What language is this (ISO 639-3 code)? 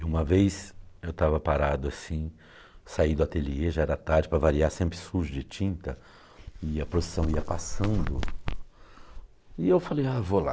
por